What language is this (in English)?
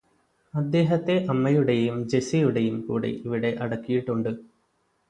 Malayalam